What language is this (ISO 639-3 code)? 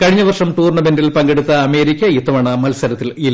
mal